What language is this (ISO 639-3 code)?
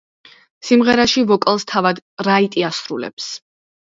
kat